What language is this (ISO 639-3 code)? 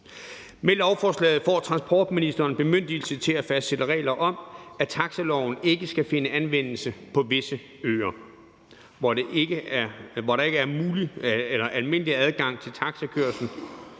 dan